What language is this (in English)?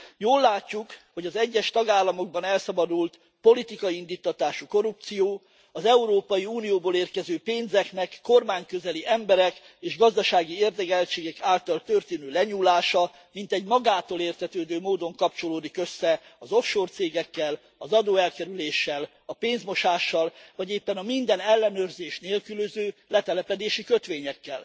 Hungarian